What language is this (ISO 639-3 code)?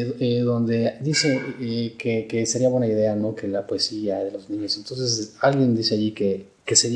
spa